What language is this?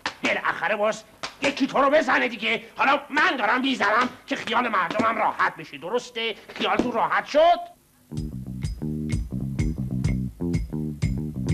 Persian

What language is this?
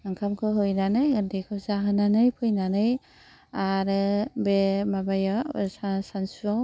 Bodo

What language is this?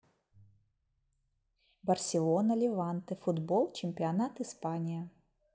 Russian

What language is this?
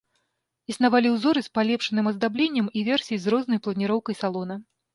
Belarusian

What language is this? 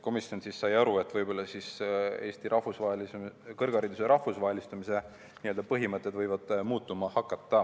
Estonian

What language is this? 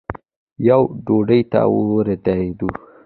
Pashto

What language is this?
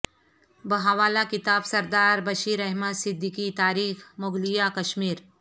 Urdu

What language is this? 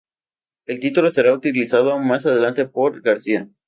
Spanish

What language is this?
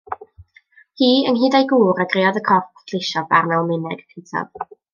Welsh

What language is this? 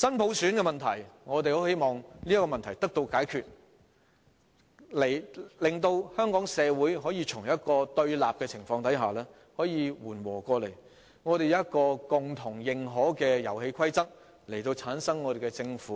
Cantonese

